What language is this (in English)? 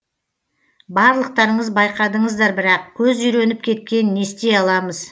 Kazakh